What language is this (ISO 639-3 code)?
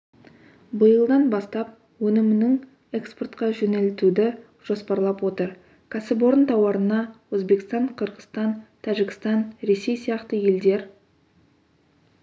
kaz